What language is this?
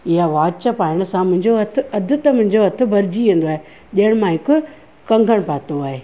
Sindhi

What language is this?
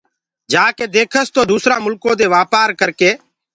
Gurgula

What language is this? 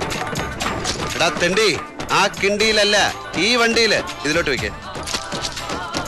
Malayalam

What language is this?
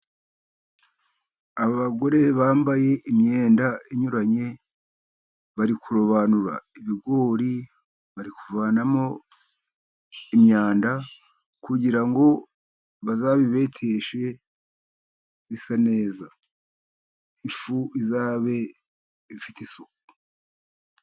Kinyarwanda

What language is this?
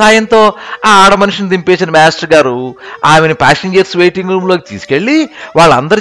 Telugu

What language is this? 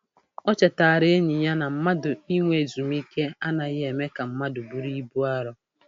Igbo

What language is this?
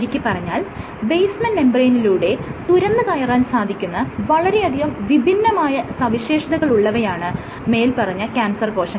Malayalam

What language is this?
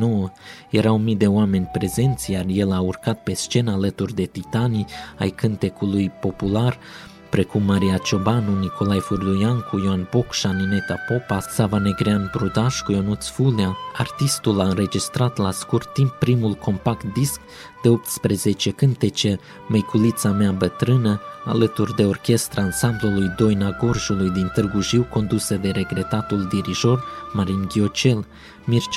Romanian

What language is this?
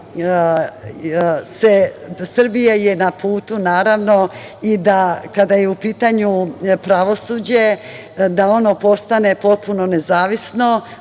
Serbian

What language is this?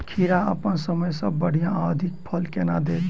Maithili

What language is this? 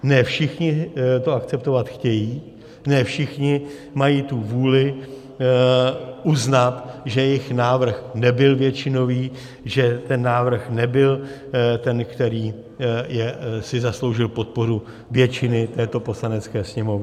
Czech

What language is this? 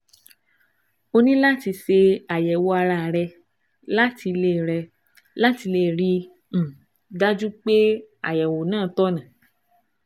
Yoruba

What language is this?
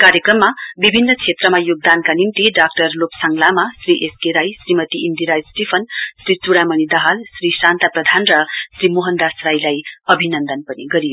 Nepali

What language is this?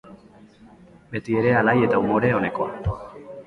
Basque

